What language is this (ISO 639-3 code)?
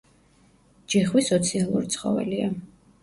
kat